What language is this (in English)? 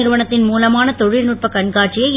Tamil